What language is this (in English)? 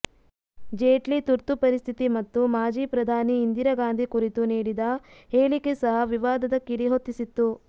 Kannada